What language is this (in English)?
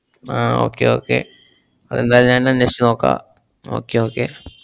Malayalam